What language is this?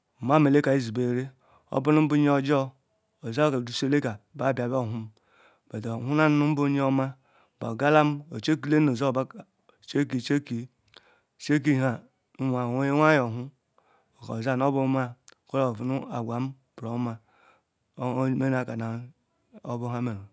Ikwere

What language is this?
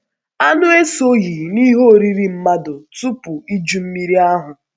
Igbo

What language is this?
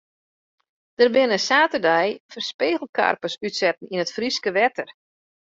Western Frisian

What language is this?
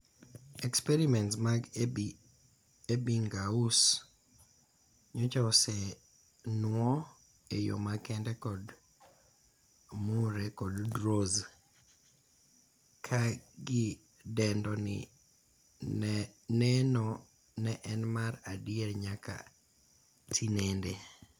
Luo (Kenya and Tanzania)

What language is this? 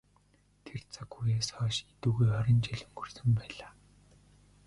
Mongolian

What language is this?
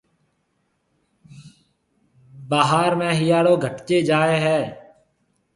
Marwari (Pakistan)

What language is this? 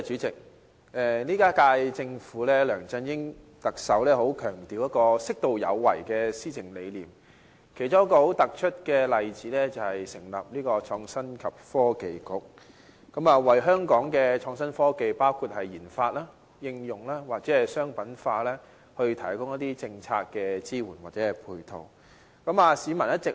Cantonese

